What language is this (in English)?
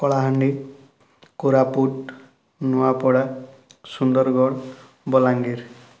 Odia